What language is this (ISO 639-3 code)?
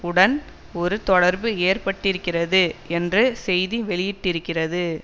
tam